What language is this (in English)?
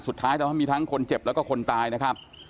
Thai